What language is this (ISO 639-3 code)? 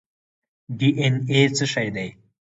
pus